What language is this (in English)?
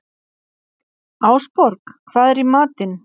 Icelandic